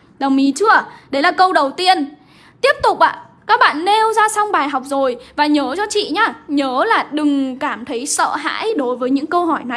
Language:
Vietnamese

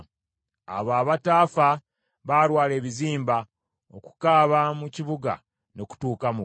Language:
Ganda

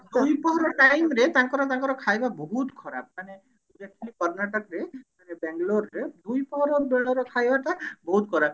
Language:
Odia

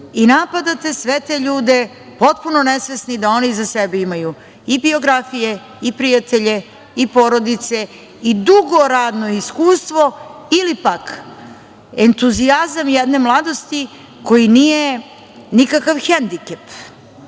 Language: Serbian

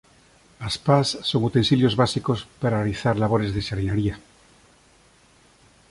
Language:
Galician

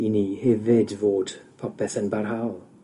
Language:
Welsh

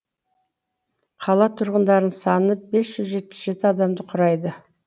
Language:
Kazakh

